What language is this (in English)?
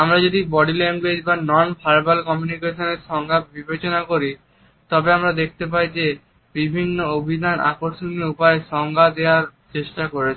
Bangla